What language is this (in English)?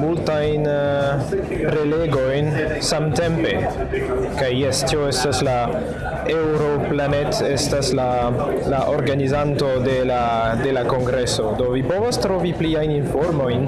Esperanto